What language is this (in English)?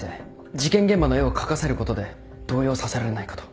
Japanese